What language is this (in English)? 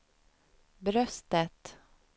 Swedish